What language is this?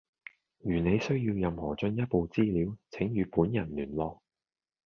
Cantonese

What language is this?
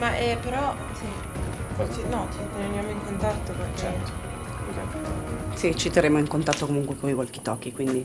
Italian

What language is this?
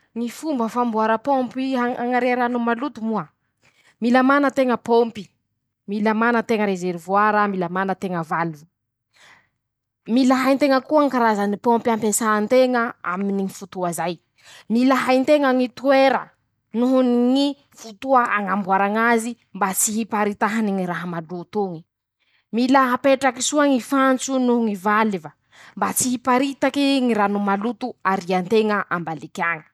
Masikoro Malagasy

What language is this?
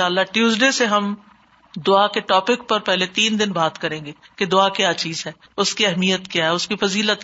Urdu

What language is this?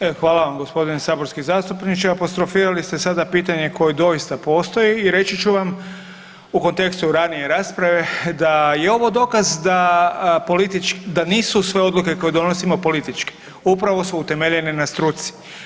Croatian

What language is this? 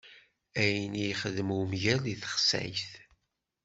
Kabyle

